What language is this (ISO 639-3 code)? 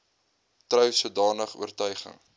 afr